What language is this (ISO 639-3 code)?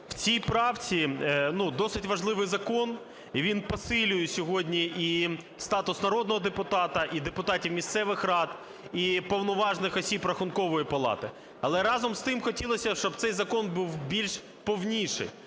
ukr